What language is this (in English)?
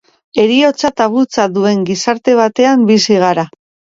Basque